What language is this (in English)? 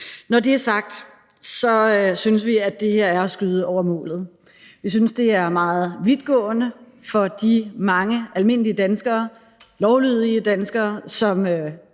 Danish